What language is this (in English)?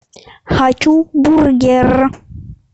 Russian